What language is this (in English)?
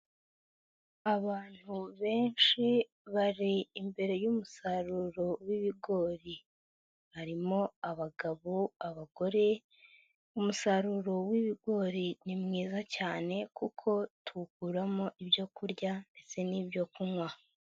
Kinyarwanda